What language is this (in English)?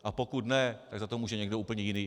Czech